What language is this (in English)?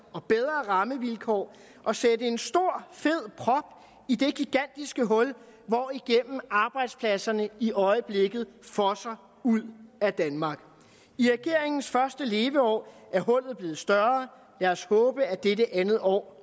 Danish